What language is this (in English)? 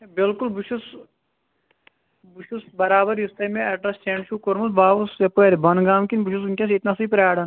Kashmiri